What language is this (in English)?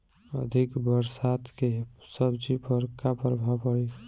Bhojpuri